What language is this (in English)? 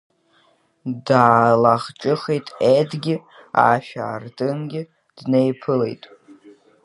Abkhazian